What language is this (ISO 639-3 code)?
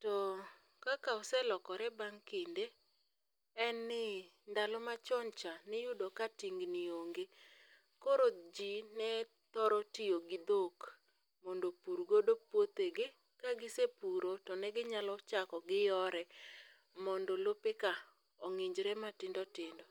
luo